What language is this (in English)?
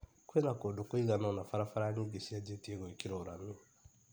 Kikuyu